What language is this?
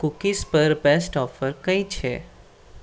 Gujarati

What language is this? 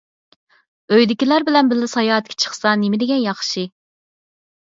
Uyghur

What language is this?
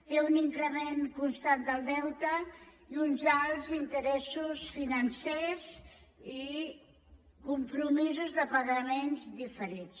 Catalan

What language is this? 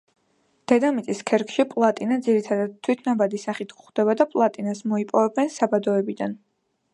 Georgian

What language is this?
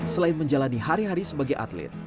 Indonesian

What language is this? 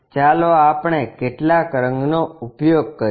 Gujarati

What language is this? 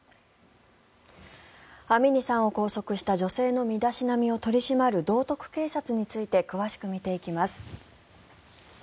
Japanese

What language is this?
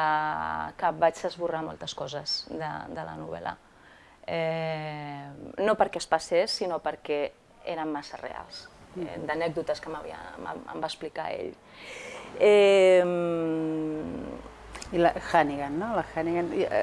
Spanish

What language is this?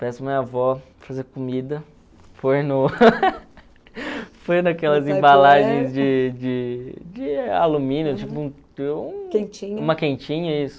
Portuguese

